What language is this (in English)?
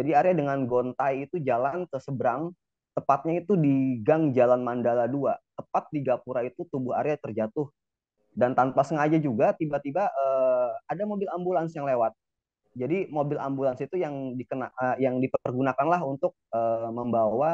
Indonesian